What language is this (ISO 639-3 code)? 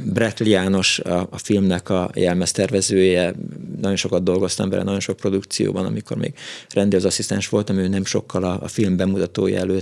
hun